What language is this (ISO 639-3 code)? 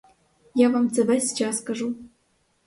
ukr